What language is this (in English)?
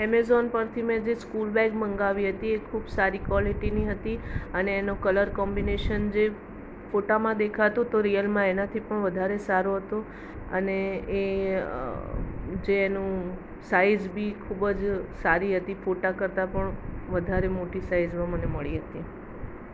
Gujarati